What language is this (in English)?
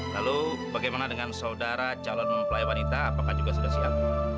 Indonesian